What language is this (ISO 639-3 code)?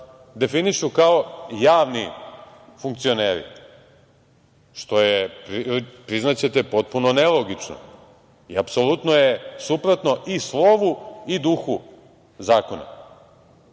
srp